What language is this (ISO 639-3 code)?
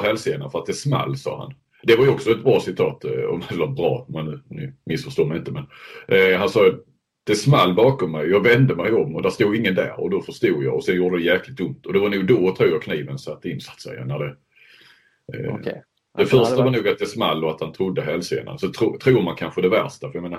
swe